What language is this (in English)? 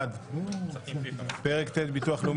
Hebrew